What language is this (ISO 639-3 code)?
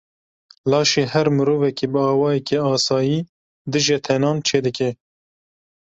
kur